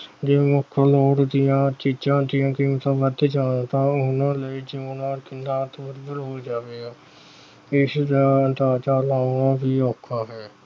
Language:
Punjabi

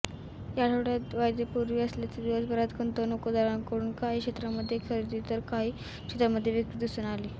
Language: Marathi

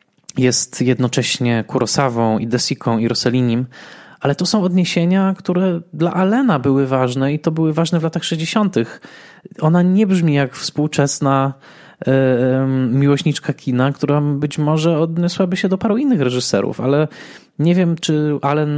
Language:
Polish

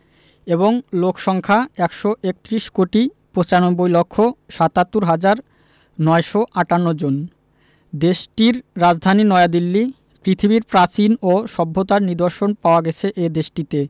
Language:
Bangla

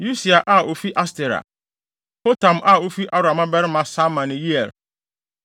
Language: Akan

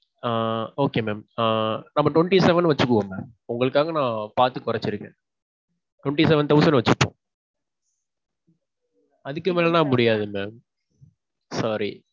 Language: Tamil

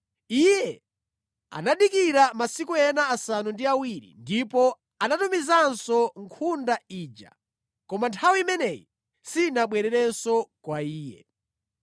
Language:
Nyanja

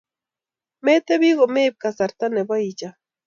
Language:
Kalenjin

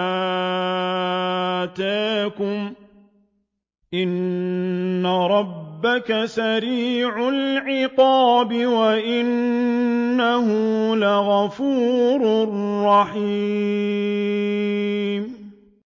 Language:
Arabic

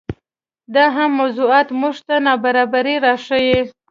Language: Pashto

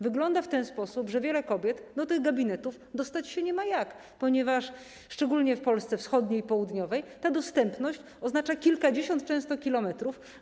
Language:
Polish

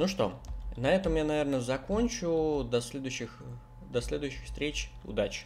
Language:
Russian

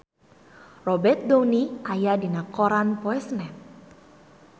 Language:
Sundanese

